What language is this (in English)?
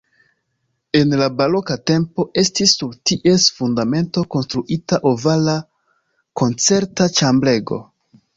Esperanto